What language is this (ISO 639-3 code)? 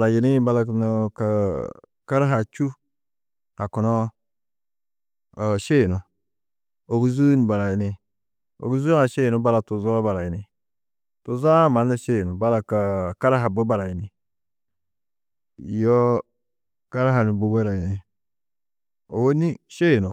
tuq